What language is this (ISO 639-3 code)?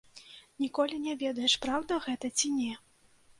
bel